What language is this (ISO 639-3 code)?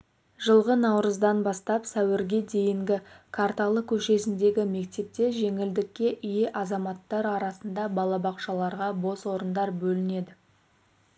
kaz